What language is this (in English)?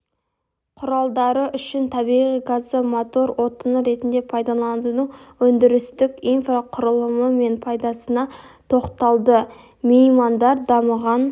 Kazakh